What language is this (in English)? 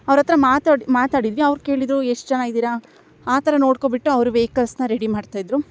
Kannada